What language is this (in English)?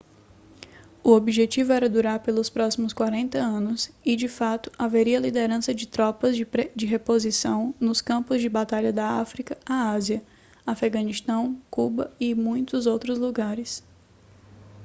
Portuguese